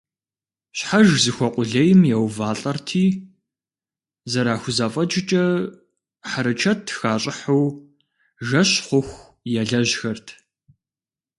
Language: Kabardian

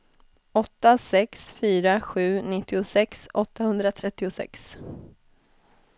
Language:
Swedish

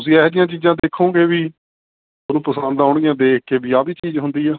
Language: Punjabi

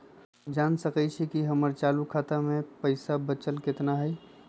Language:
Magahi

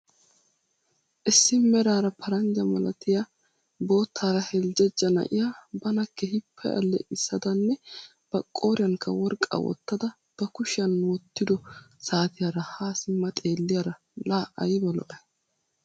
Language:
Wolaytta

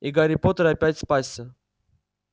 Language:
Russian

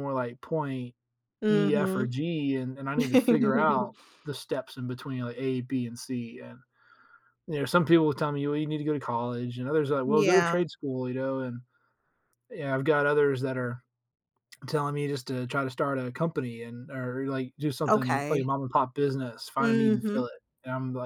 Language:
English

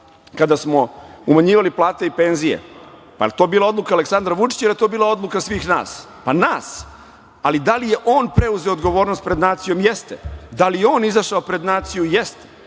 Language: Serbian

